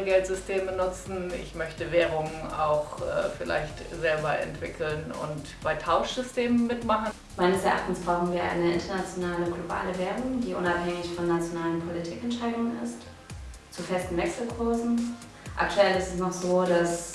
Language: German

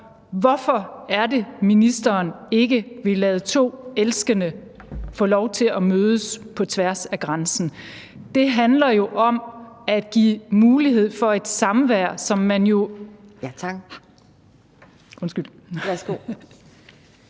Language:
Danish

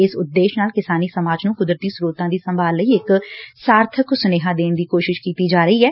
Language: Punjabi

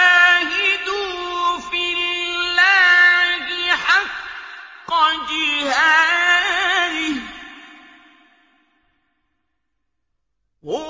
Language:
Arabic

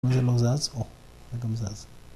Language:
Hebrew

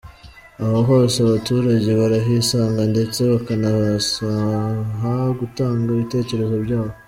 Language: Kinyarwanda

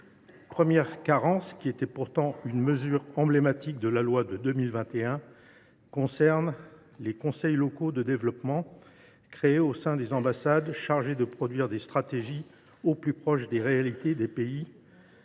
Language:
French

